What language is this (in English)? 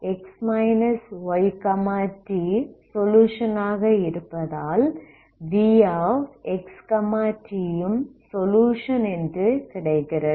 Tamil